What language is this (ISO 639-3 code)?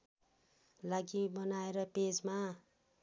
nep